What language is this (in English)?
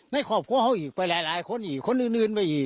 Thai